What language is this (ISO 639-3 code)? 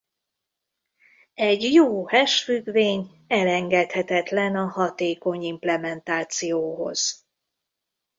hun